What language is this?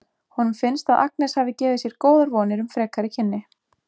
Icelandic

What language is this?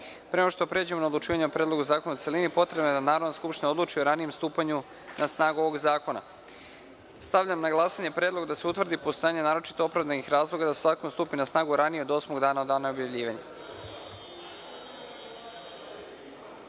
Serbian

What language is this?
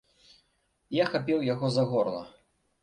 Belarusian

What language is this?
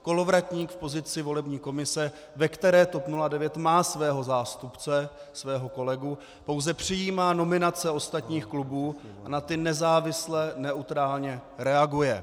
Czech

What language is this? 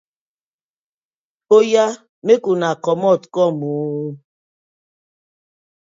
Nigerian Pidgin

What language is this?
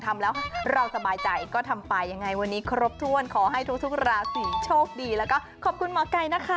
Thai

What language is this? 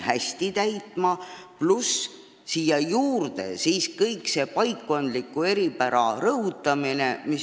Estonian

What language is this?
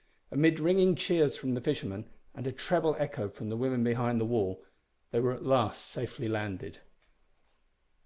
English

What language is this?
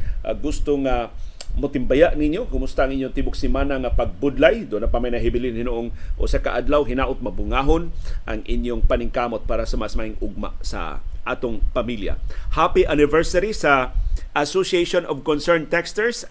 Filipino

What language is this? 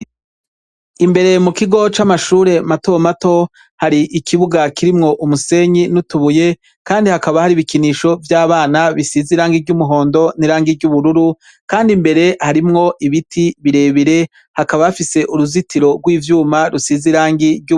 Rundi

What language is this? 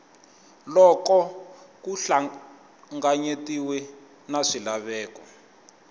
Tsonga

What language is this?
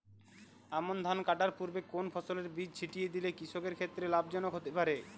Bangla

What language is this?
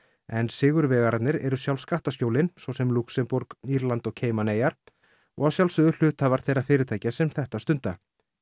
Icelandic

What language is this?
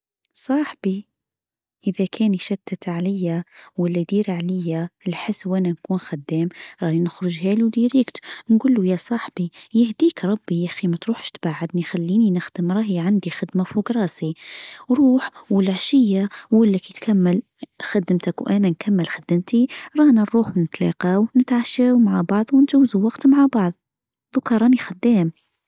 Tunisian Arabic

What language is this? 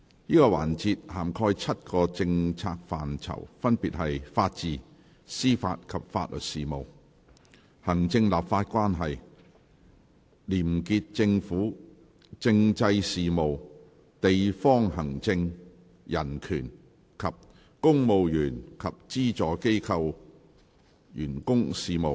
Cantonese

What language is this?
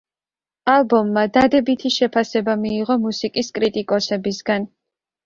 Georgian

